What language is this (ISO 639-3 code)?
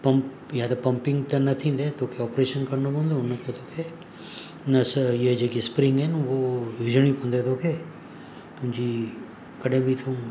snd